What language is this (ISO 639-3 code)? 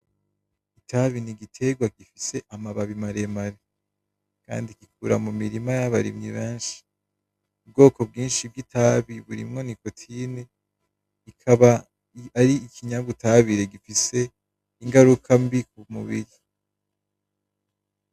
run